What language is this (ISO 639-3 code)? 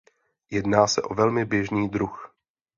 ces